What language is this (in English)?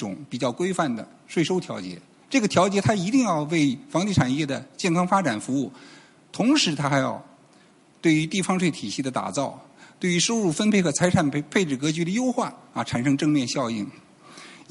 Chinese